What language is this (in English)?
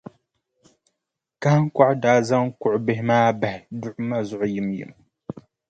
Dagbani